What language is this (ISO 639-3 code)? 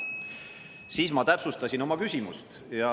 est